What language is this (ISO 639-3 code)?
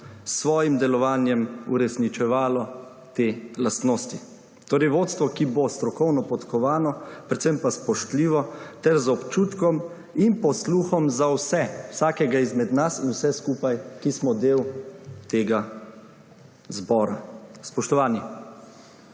slv